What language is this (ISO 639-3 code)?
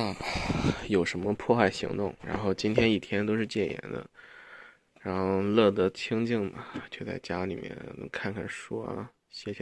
zho